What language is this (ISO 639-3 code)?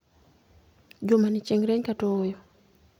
luo